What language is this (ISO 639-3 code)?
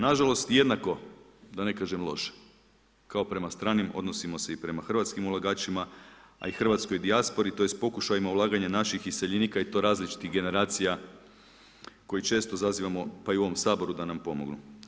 hrv